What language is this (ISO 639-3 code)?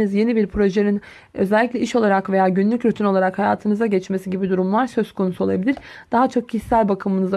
tur